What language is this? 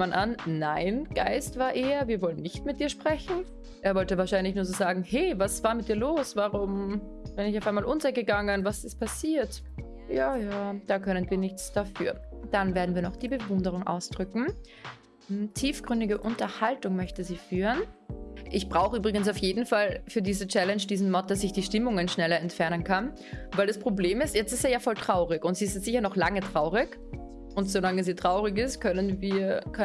German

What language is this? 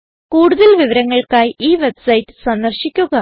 Malayalam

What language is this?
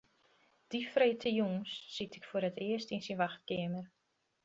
Western Frisian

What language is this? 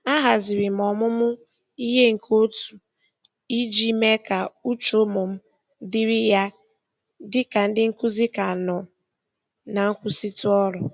Igbo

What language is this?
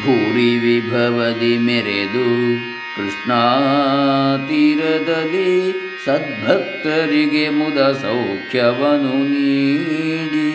Kannada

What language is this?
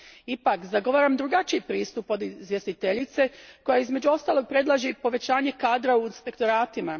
Croatian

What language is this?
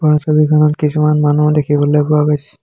Assamese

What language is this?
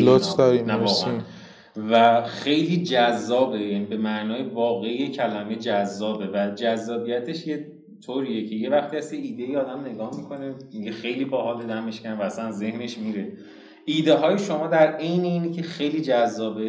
Persian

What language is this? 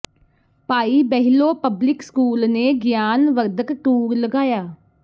Punjabi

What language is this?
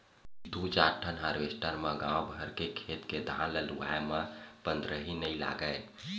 Chhattisgarhi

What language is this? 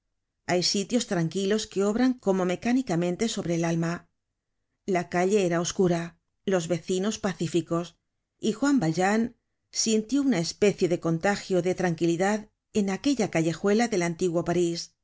Spanish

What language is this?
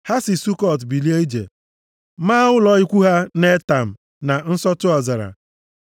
Igbo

